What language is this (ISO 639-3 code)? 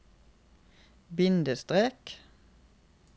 nor